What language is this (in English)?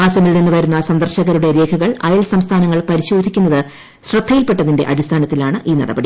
Malayalam